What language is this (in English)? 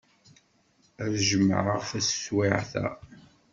Kabyle